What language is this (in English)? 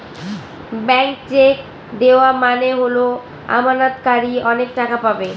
Bangla